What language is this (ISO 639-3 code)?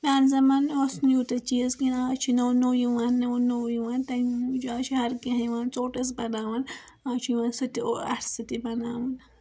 kas